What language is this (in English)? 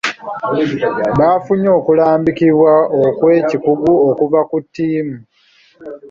Ganda